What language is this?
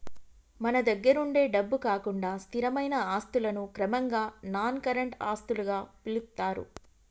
Telugu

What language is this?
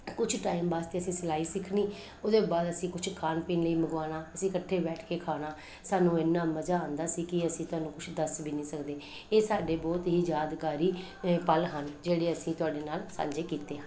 Punjabi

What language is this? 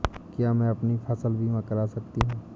Hindi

